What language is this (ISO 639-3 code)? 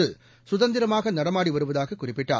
tam